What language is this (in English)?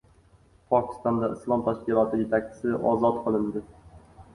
Uzbek